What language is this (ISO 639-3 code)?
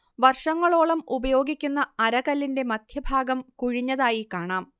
mal